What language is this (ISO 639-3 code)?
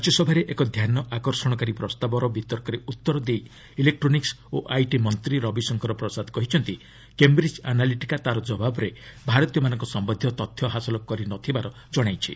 ori